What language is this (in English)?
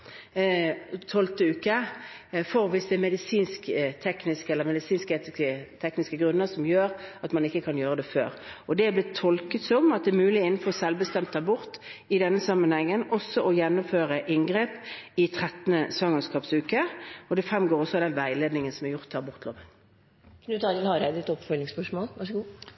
Norwegian